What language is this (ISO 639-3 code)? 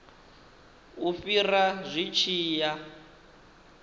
ven